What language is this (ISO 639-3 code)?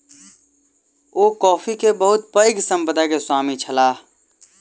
mai